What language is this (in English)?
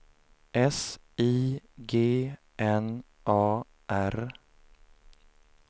Swedish